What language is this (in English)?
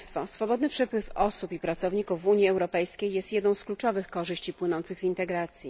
Polish